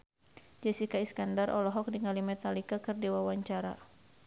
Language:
Sundanese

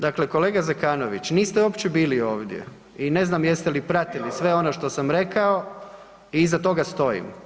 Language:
Croatian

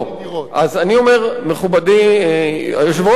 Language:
Hebrew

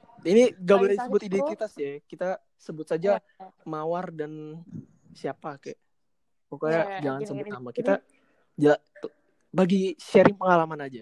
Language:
Indonesian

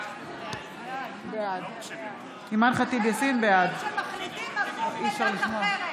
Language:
Hebrew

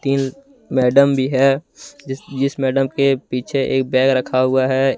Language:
Hindi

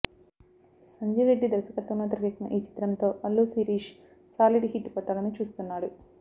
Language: Telugu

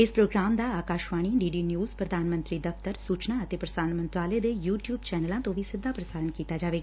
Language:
Punjabi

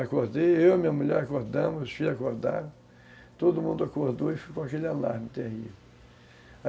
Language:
Portuguese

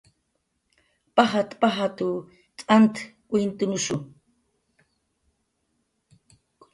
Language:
Jaqaru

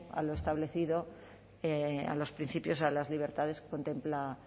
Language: Spanish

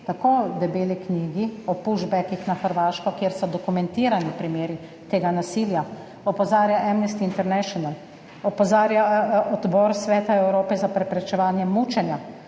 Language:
Slovenian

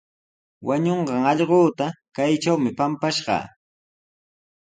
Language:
Sihuas Ancash Quechua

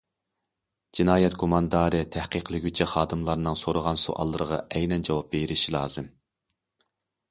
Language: Uyghur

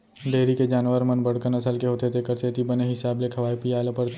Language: Chhattisgarhi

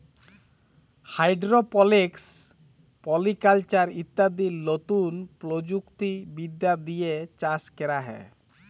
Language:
Bangla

